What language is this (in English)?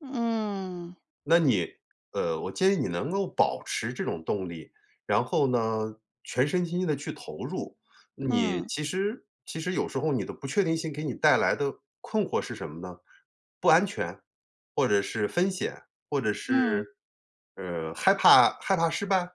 Chinese